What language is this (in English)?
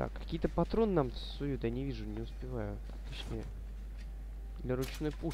Russian